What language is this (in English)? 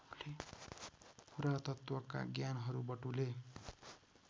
Nepali